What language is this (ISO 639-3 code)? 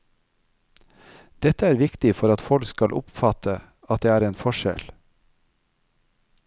nor